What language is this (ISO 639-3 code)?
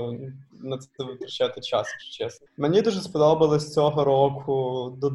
ukr